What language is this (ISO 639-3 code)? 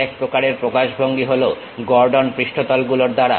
ben